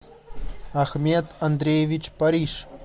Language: Russian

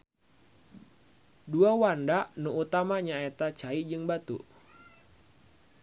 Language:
Sundanese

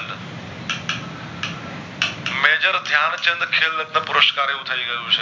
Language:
Gujarati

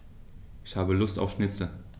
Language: German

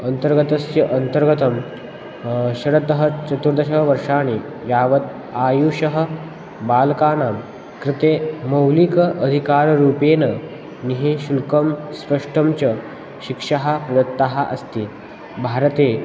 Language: Sanskrit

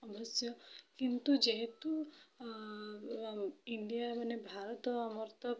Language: Odia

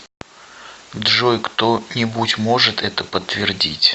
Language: Russian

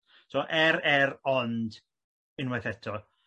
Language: Welsh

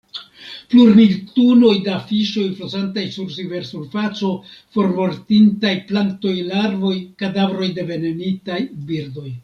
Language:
Esperanto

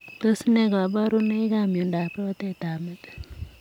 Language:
Kalenjin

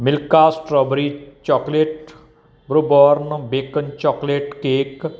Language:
Punjabi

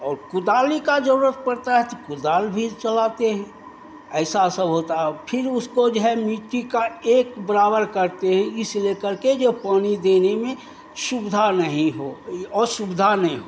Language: Hindi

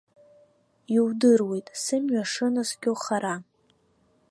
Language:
Abkhazian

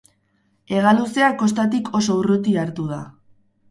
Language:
Basque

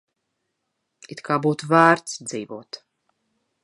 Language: Latvian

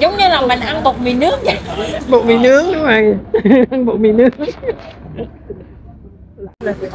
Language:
Vietnamese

